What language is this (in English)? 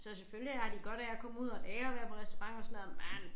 Danish